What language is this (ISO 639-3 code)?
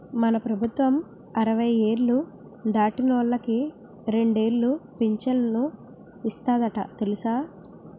tel